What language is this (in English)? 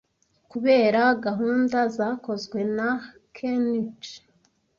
Kinyarwanda